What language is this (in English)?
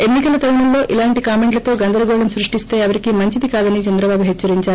Telugu